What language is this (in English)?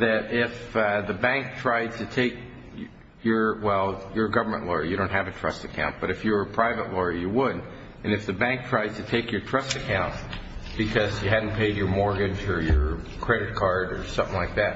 English